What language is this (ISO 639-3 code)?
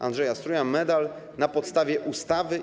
pol